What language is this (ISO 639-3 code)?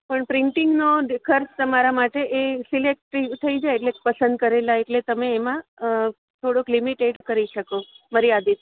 guj